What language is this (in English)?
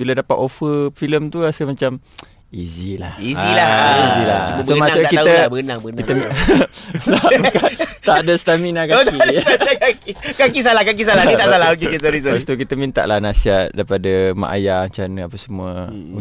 Malay